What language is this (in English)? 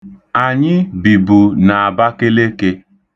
Igbo